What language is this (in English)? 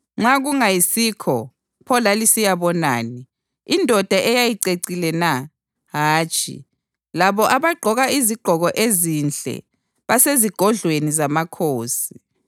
North Ndebele